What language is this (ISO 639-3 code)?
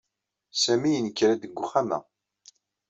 kab